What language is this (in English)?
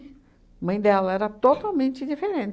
Portuguese